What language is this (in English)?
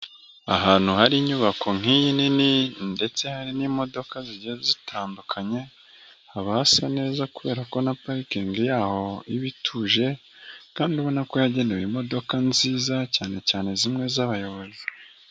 Kinyarwanda